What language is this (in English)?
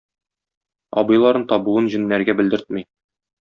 Tatar